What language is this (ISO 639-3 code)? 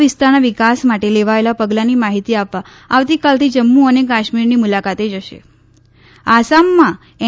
guj